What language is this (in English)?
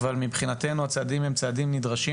Hebrew